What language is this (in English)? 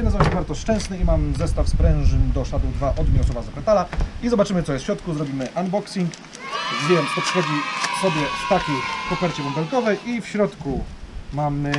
Polish